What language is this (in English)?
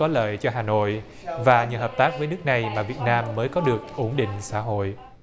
Vietnamese